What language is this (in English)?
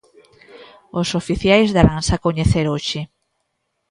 Galician